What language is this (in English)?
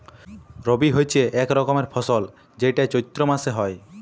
Bangla